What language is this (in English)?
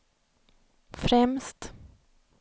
Swedish